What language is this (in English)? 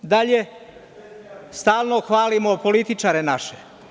Serbian